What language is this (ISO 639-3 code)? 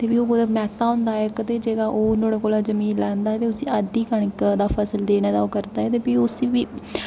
doi